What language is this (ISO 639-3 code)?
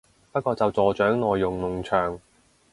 yue